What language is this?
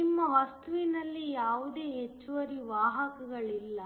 Kannada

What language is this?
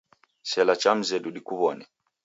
Taita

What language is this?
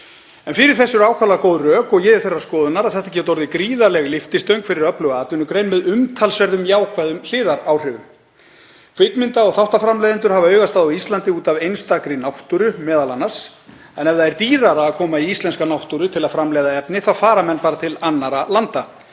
Icelandic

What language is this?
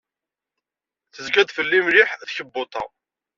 Kabyle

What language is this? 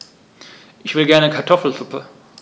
German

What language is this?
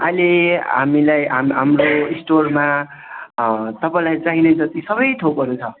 Nepali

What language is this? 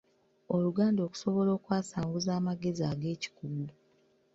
Ganda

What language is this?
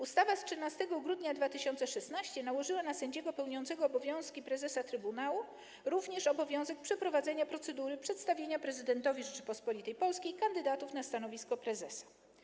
Polish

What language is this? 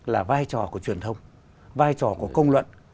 Vietnamese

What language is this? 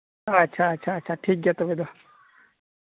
Santali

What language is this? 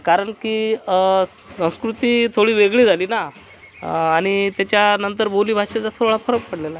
Marathi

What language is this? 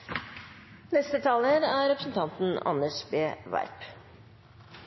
Norwegian Bokmål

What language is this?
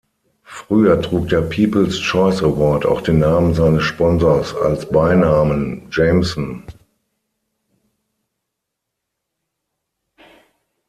German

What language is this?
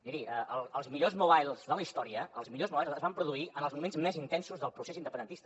Catalan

